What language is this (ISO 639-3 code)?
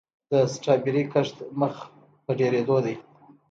pus